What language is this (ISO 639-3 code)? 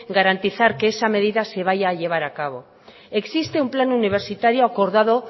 spa